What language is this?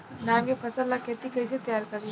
Bhojpuri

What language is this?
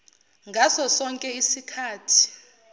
Zulu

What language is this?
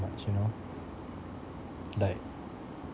English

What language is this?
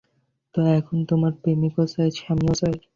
Bangla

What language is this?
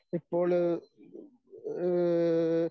Malayalam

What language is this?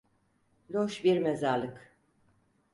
Turkish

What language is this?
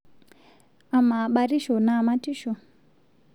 Masai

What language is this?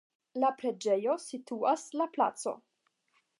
Esperanto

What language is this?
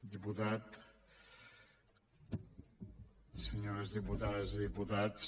Catalan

